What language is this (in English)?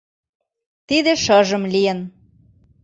Mari